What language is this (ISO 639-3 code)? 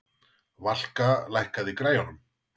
isl